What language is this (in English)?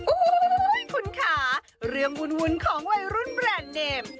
Thai